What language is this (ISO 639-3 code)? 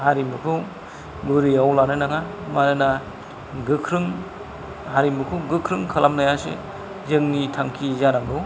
brx